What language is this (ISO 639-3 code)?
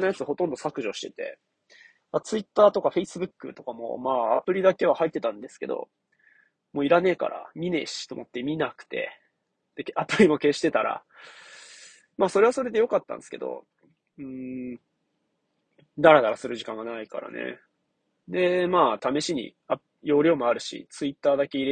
jpn